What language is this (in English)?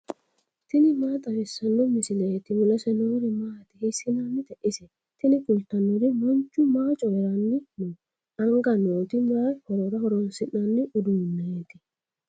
Sidamo